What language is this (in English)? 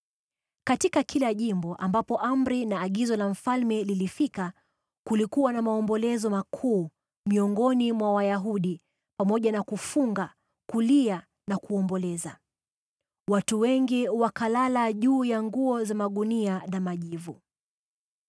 Swahili